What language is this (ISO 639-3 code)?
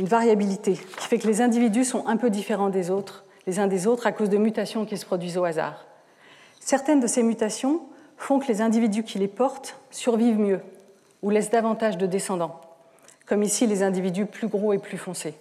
fra